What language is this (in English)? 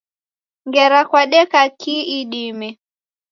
Taita